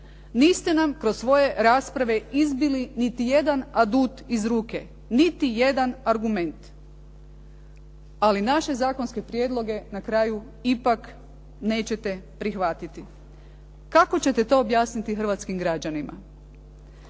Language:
Croatian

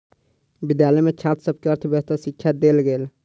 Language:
Maithili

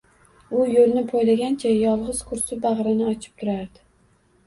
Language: Uzbek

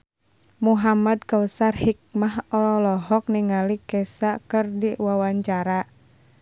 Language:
Sundanese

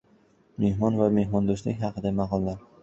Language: Uzbek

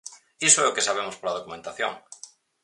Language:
Galician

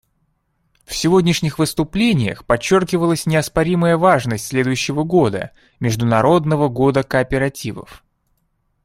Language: Russian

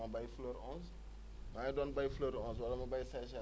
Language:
Wolof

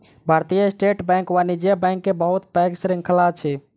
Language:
Maithili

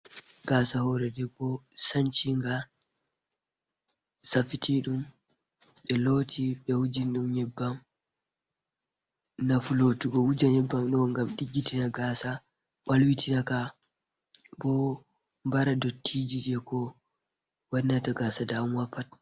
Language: Fula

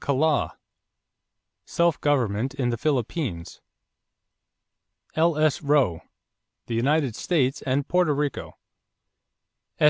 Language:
English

